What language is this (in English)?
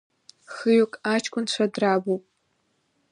Abkhazian